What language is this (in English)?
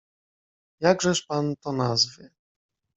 Polish